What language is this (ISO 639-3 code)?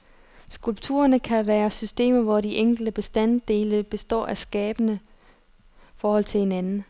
dan